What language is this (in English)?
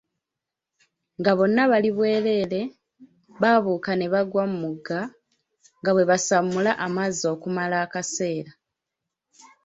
Ganda